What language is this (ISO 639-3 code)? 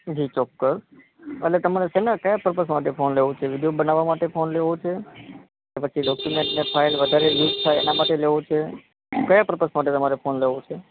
guj